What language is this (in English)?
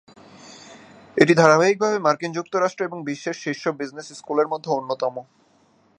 Bangla